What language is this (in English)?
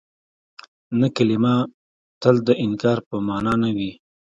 Pashto